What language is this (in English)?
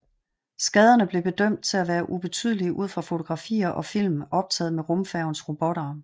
Danish